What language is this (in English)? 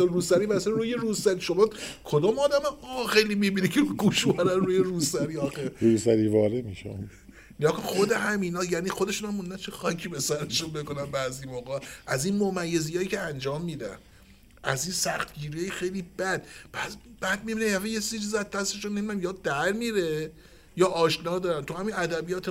Persian